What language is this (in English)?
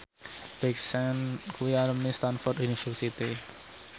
Javanese